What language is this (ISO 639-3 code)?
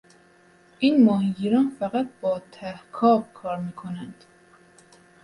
fas